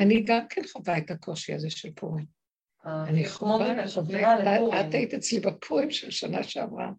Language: Hebrew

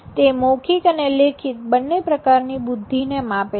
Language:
Gujarati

